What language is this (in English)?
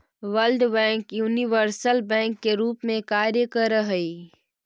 Magahi